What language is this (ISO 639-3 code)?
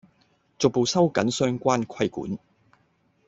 yue